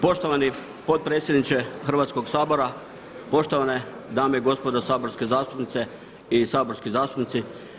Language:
Croatian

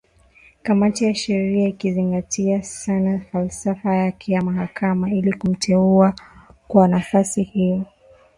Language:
Swahili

